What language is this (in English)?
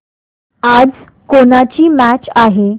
Marathi